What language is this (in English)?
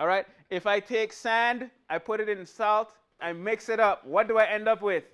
English